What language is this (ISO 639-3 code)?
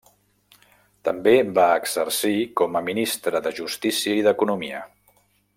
cat